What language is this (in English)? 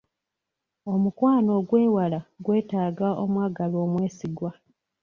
Ganda